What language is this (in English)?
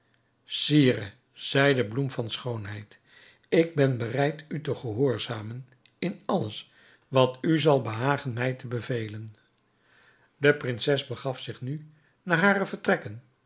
Dutch